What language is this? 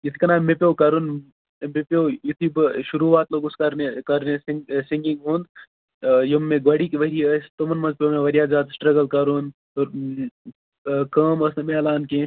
Kashmiri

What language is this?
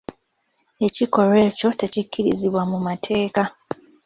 Ganda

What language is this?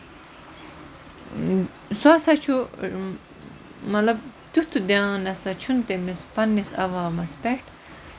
Kashmiri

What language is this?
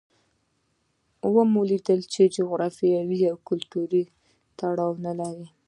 Pashto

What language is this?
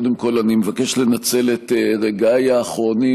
Hebrew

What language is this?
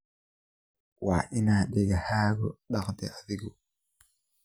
Somali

